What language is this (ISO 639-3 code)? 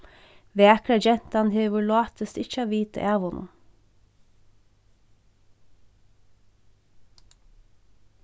fao